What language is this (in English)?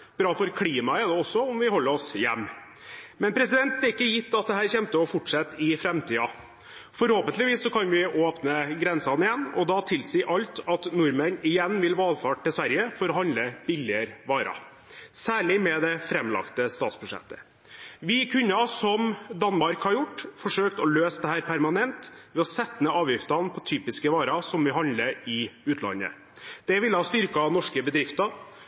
Norwegian Bokmål